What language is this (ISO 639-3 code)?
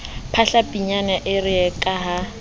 sot